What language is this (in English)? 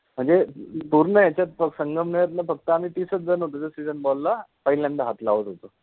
Marathi